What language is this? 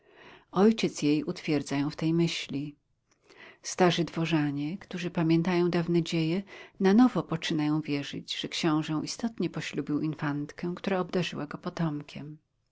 Polish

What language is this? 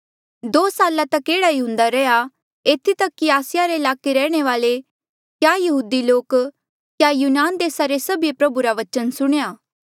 Mandeali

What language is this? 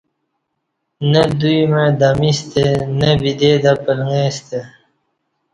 Kati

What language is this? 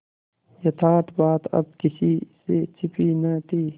Hindi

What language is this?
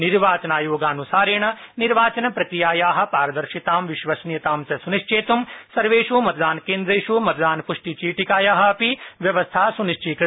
Sanskrit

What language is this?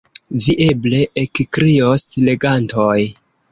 Esperanto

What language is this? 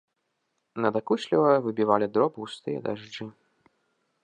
Belarusian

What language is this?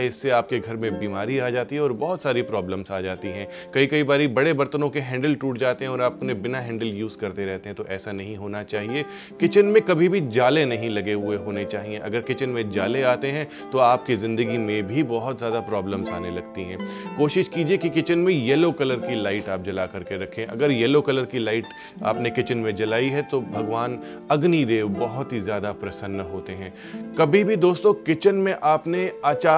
Hindi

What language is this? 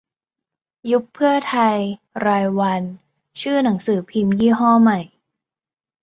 Thai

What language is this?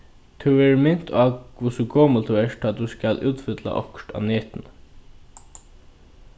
Faroese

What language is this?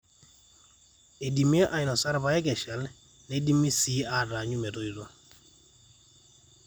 Masai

